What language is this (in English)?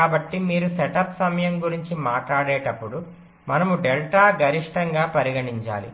Telugu